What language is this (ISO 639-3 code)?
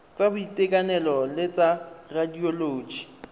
tsn